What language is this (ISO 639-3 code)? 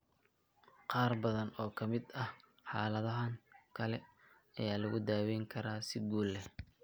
som